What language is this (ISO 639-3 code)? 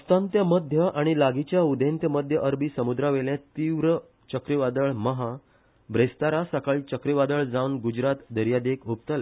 kok